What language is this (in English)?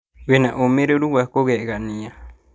Kikuyu